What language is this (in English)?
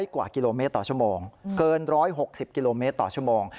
Thai